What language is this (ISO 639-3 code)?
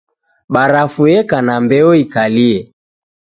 dav